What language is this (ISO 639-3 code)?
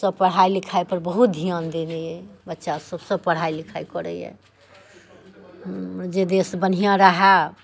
mai